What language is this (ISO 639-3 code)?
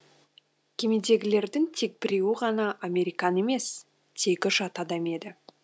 kaz